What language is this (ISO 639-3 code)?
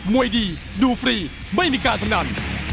tha